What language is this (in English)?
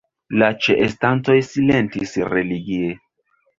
Esperanto